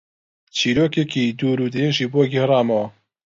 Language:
Central Kurdish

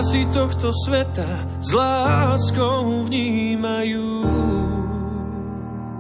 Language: Slovak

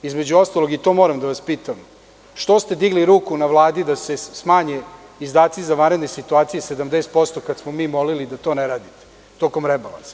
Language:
Serbian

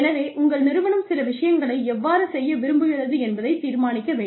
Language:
Tamil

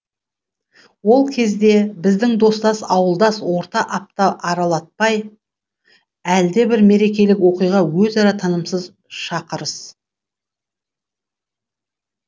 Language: Kazakh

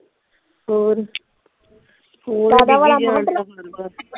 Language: Punjabi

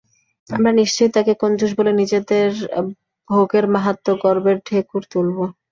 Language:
Bangla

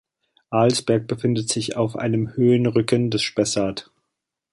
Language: German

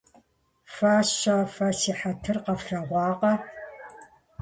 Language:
Kabardian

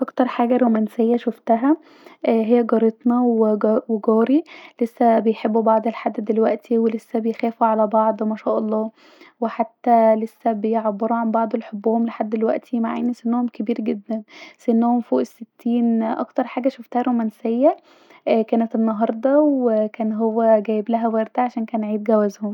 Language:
Egyptian Arabic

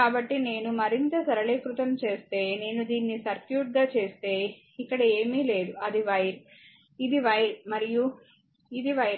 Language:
Telugu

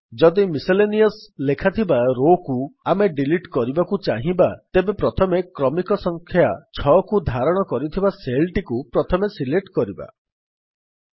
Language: Odia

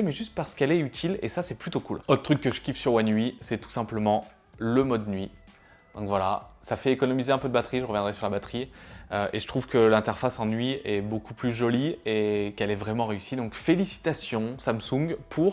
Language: French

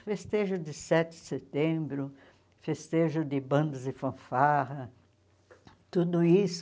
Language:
Portuguese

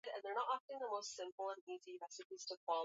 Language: Swahili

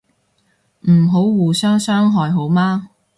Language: Cantonese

